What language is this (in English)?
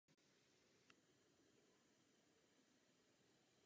Czech